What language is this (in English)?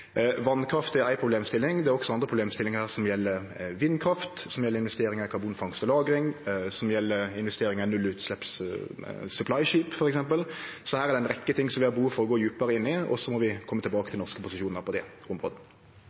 Norwegian Nynorsk